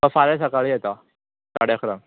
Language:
Konkani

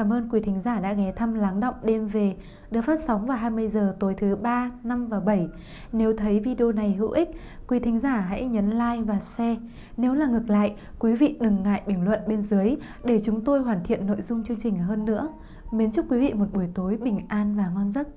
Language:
Vietnamese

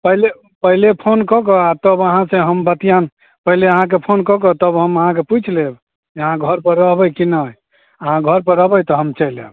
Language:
Maithili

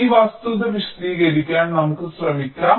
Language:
Malayalam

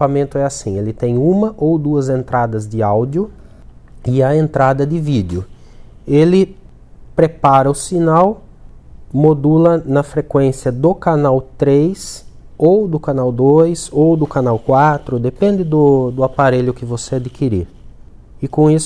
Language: Portuguese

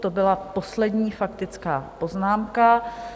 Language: Czech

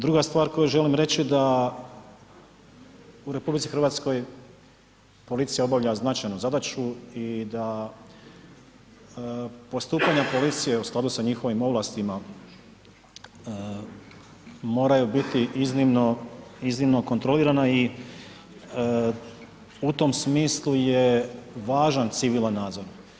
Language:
Croatian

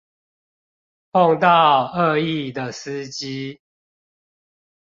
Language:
Chinese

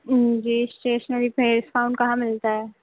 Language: Urdu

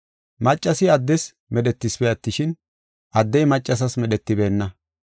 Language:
Gofa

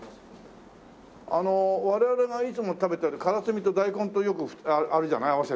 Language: Japanese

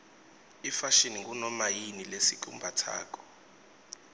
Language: Swati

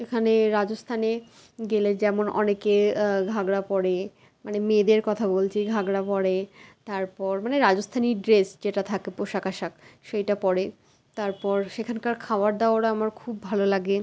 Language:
Bangla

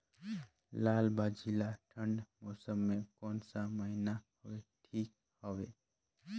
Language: Chhattisgarhi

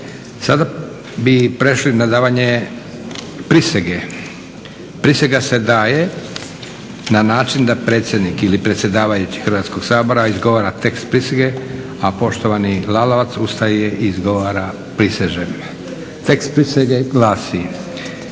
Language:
Croatian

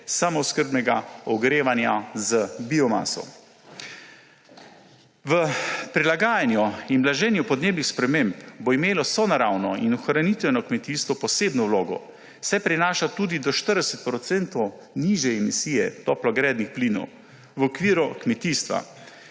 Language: Slovenian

